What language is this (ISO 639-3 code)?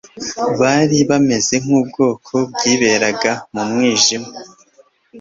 kin